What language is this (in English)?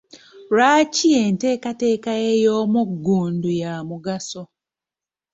Ganda